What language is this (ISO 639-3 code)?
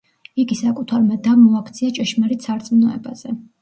kat